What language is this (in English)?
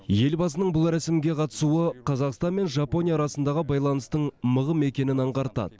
Kazakh